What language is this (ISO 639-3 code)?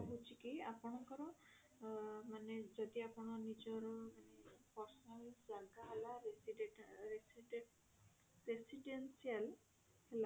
ori